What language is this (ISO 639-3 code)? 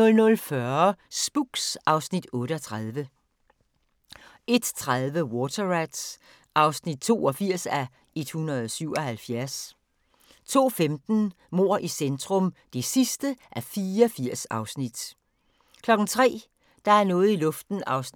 dan